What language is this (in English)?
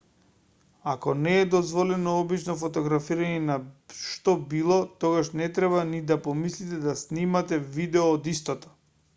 Macedonian